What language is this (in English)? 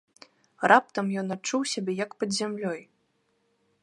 Belarusian